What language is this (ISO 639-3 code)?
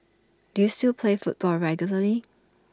eng